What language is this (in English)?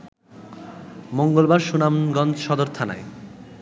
Bangla